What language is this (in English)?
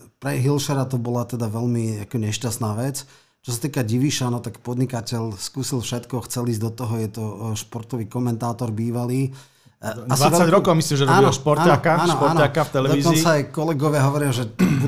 Slovak